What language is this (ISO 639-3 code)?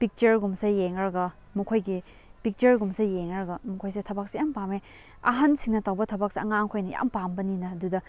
mni